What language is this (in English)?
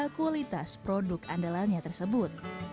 Indonesian